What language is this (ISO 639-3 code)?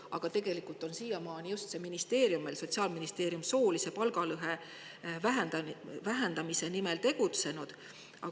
est